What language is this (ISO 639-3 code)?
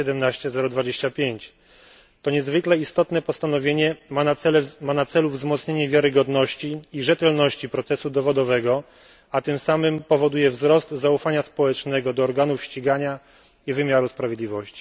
pol